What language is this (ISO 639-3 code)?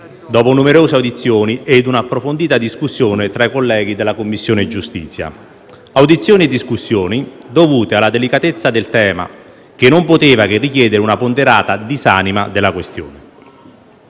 ita